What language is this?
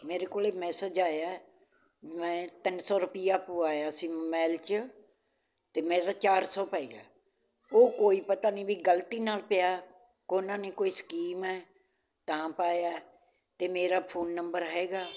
Punjabi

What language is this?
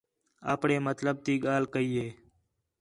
Khetrani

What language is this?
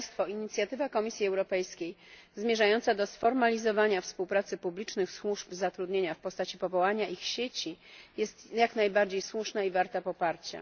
Polish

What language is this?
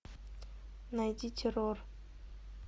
Russian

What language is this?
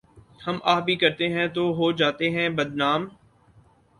Urdu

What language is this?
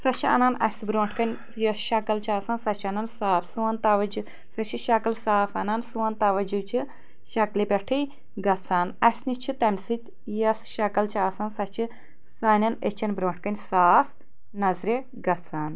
Kashmiri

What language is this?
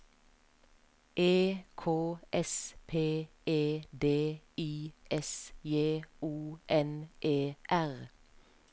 Norwegian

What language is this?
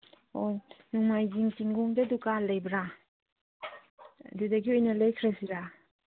Manipuri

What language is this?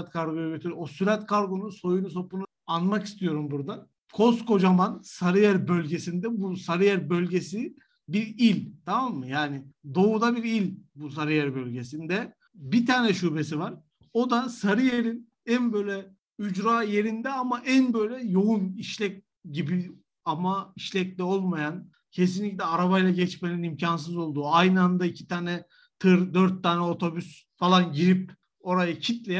Turkish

